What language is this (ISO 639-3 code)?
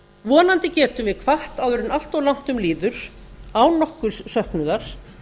isl